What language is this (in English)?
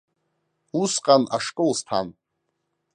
Abkhazian